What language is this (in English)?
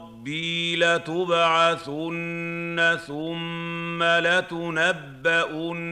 Arabic